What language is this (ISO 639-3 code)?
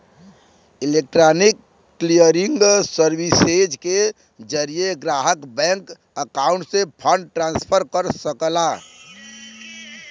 bho